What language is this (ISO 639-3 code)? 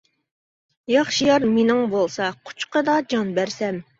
uig